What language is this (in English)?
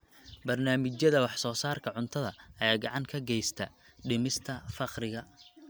Somali